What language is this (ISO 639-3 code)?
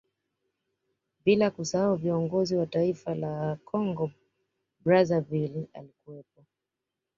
swa